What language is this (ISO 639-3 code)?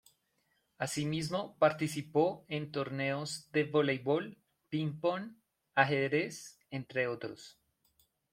spa